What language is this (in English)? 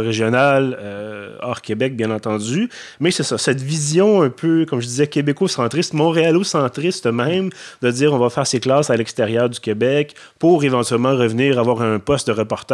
French